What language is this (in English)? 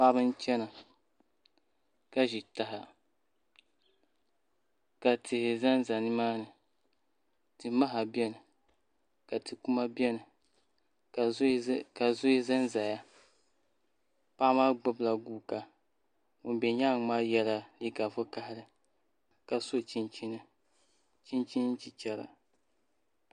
Dagbani